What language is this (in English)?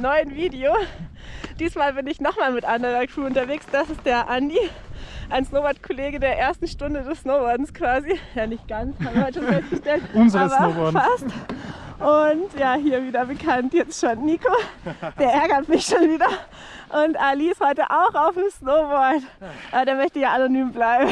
German